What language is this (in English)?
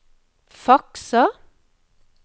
Norwegian